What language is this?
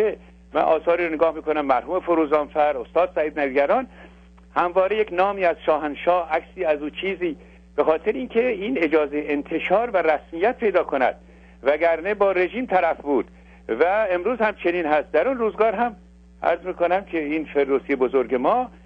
Persian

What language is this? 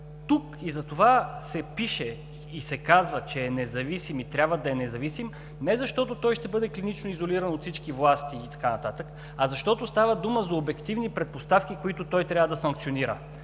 Bulgarian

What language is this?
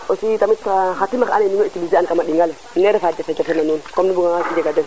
Serer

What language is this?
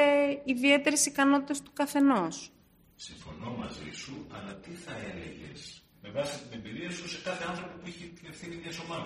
Greek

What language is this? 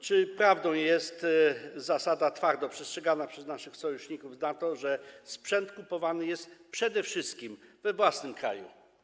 Polish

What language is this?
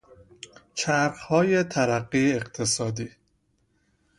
Persian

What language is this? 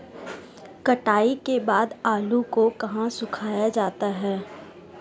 Hindi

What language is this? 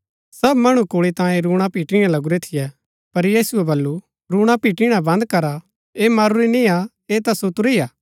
Gaddi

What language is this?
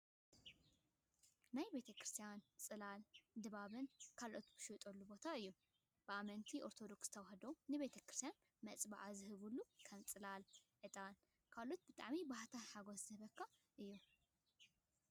Tigrinya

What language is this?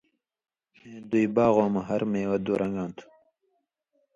Indus Kohistani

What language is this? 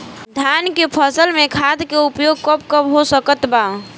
Bhojpuri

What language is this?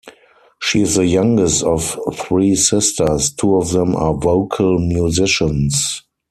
English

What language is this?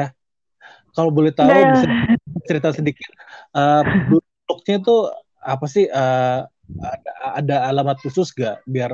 Indonesian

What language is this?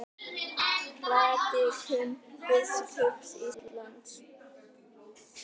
Icelandic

